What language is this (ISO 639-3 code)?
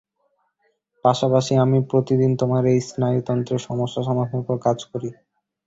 ben